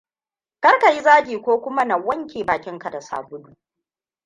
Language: Hausa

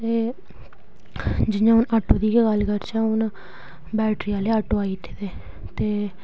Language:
Dogri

